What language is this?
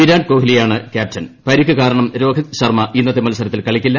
Malayalam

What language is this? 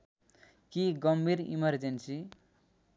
Nepali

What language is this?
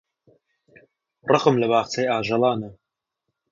Central Kurdish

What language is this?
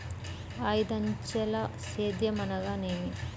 Telugu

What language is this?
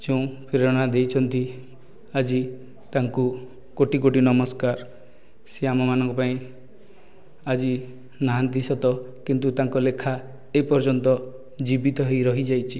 Odia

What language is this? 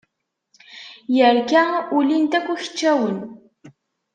Kabyle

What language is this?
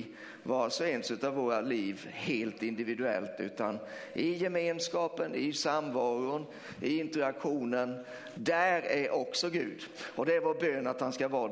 Swedish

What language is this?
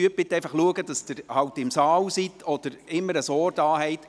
Swiss German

